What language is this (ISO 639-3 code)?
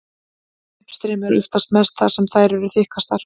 isl